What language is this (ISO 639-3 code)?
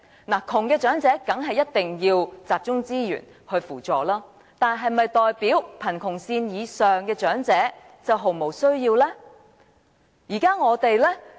yue